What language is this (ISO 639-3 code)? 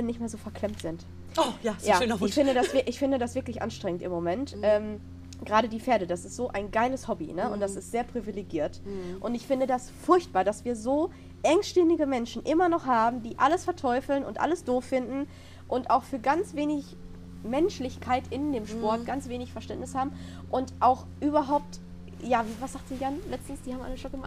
deu